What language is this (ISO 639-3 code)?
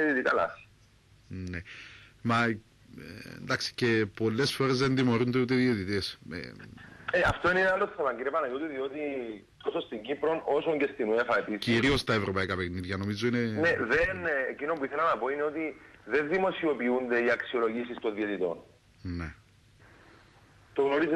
ell